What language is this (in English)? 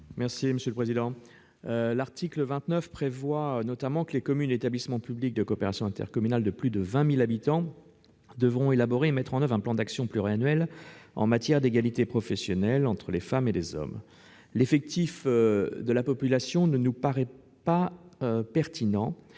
French